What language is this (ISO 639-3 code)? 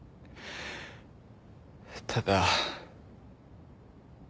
jpn